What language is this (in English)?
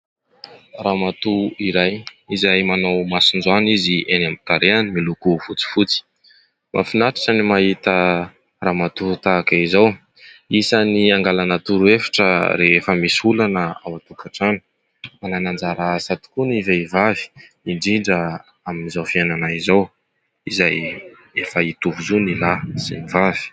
Malagasy